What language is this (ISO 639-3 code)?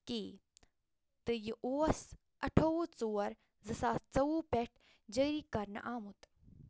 kas